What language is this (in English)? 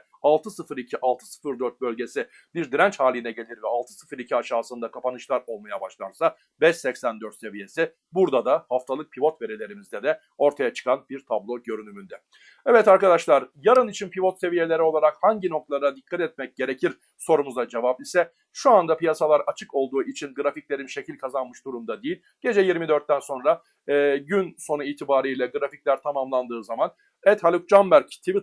Turkish